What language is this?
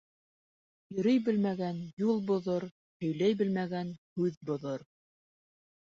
Bashkir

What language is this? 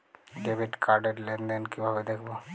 Bangla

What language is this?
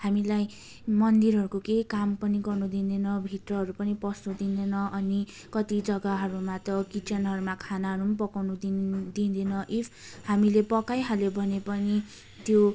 Nepali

